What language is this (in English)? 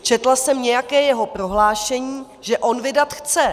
Czech